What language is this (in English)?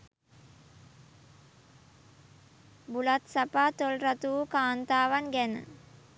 Sinhala